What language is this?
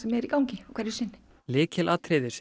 Icelandic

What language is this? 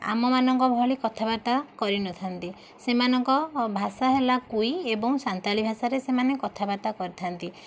Odia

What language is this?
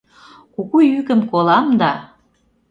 Mari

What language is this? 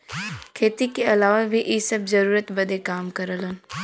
Bhojpuri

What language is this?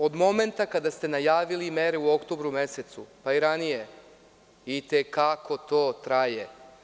Serbian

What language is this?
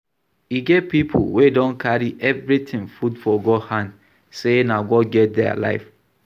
Nigerian Pidgin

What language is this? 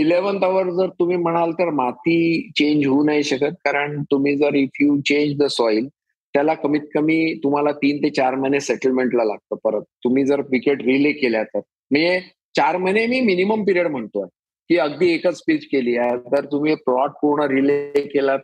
Marathi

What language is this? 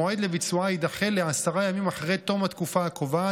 Hebrew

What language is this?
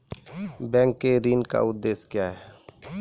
Maithili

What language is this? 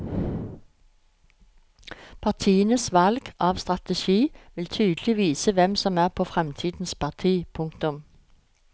Norwegian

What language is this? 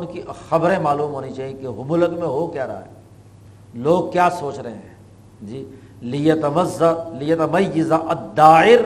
Urdu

